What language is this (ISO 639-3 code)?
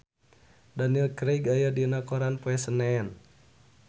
sun